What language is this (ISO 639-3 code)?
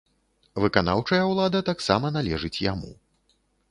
bel